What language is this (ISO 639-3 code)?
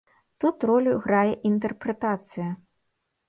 bel